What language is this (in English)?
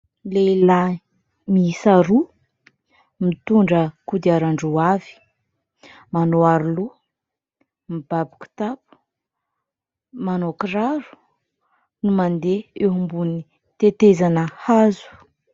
Malagasy